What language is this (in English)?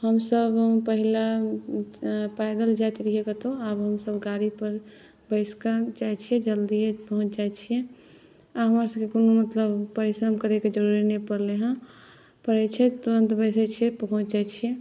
Maithili